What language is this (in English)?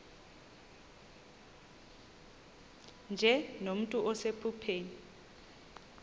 Xhosa